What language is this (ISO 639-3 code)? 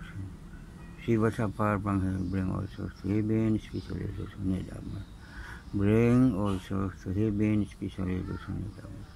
tha